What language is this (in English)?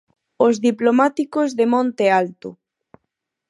Galician